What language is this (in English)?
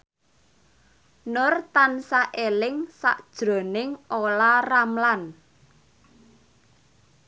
Javanese